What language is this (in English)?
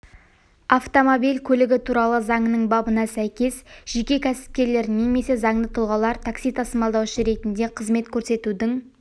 Kazakh